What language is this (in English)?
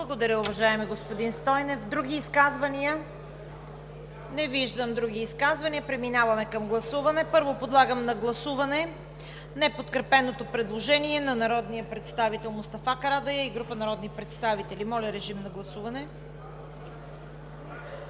Bulgarian